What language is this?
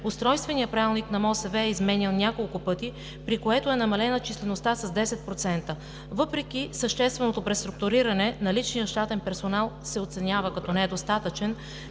Bulgarian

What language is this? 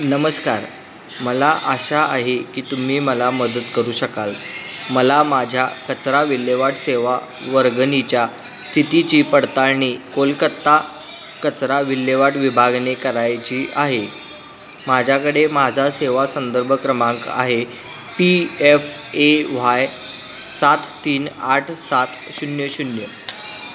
Marathi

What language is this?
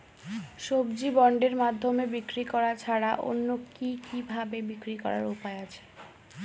Bangla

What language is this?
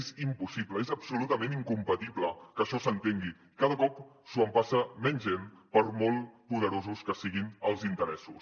Catalan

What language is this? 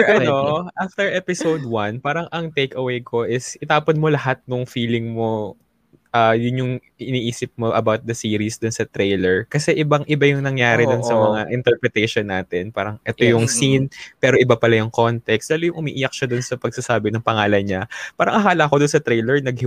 Filipino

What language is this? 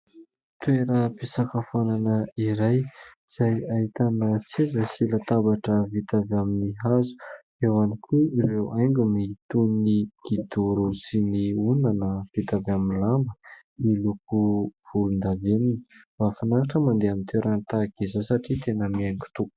Malagasy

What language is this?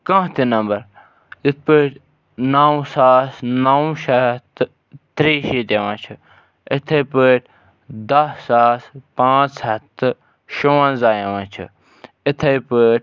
Kashmiri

